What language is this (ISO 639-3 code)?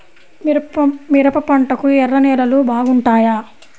tel